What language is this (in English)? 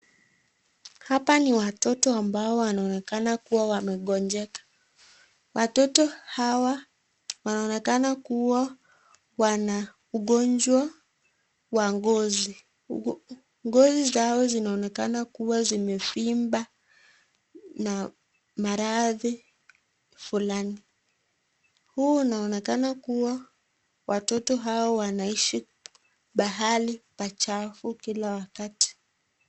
Swahili